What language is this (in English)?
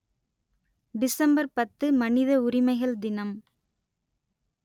Tamil